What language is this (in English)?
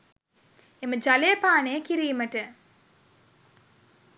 Sinhala